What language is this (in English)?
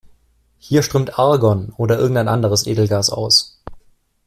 German